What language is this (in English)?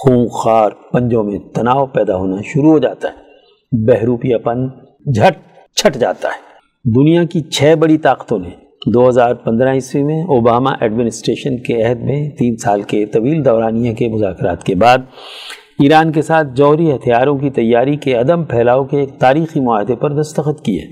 Urdu